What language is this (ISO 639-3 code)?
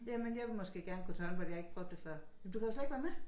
dan